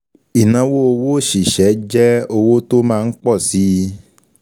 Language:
Yoruba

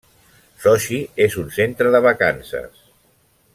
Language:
Catalan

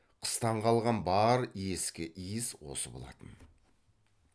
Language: Kazakh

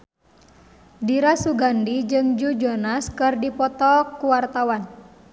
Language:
Sundanese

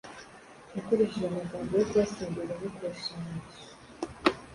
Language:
Kinyarwanda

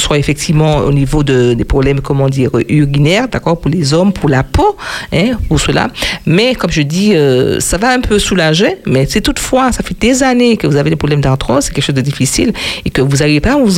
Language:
French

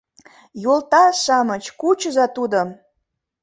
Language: Mari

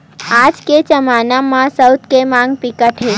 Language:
Chhattisgarhi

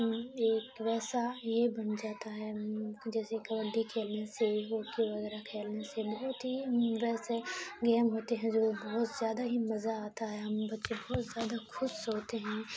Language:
Urdu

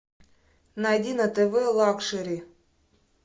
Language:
Russian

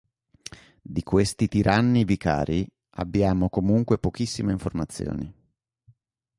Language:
Italian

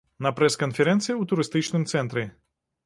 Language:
Belarusian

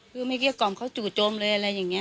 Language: Thai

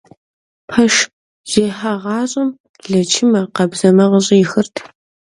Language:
Kabardian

